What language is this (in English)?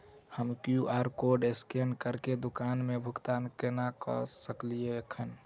Maithili